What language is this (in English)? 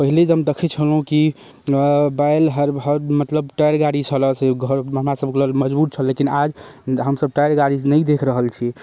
Maithili